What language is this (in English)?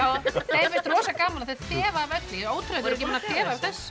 Icelandic